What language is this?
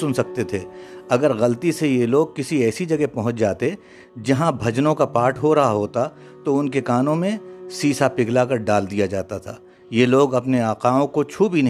Urdu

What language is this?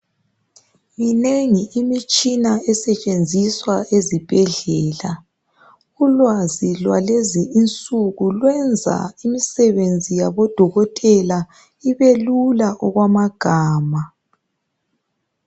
North Ndebele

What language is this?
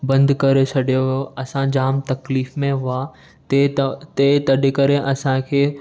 Sindhi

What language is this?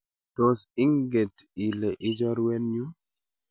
Kalenjin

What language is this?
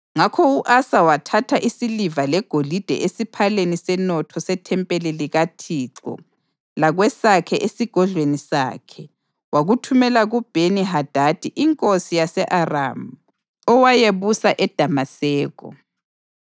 North Ndebele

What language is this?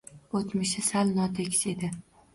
Uzbek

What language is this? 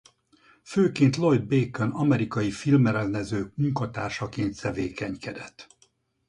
Hungarian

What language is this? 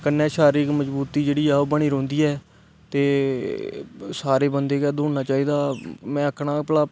Dogri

